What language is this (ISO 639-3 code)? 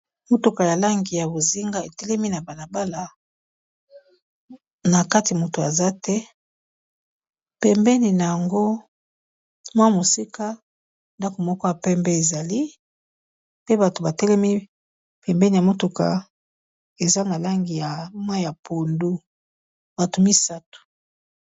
lin